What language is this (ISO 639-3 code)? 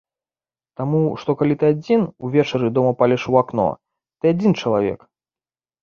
bel